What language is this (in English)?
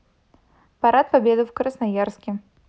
Russian